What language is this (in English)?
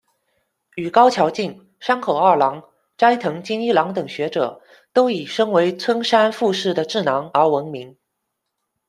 Chinese